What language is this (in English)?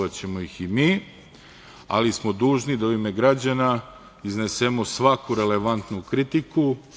Serbian